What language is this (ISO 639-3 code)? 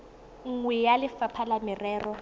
tsn